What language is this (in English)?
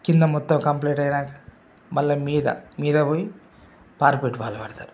Telugu